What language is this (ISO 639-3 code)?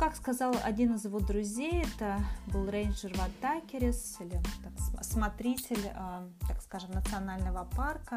rus